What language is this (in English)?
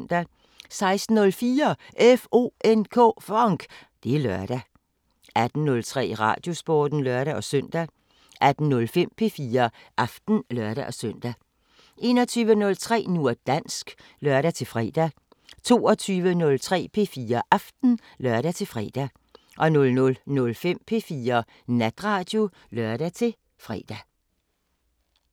Danish